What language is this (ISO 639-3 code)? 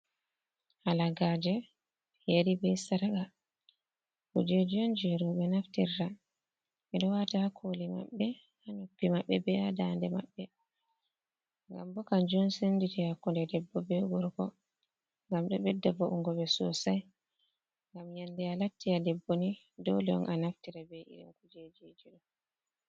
ful